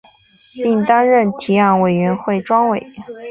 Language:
Chinese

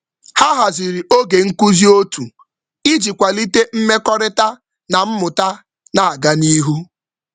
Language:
Igbo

